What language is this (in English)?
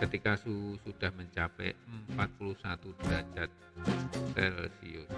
Indonesian